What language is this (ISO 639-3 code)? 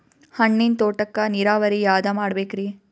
kan